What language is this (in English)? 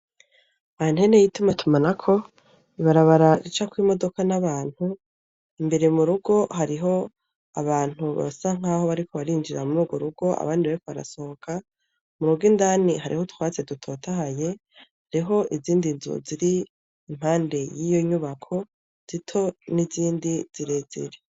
Rundi